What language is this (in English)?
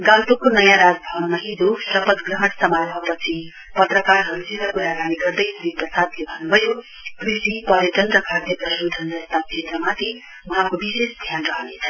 Nepali